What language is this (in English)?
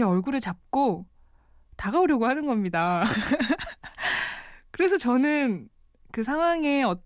Korean